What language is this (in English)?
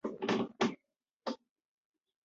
Chinese